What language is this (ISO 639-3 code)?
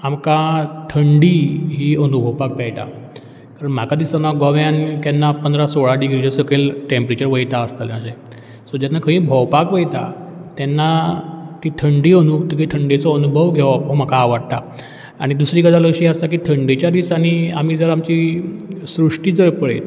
kok